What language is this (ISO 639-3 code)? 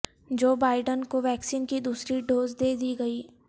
urd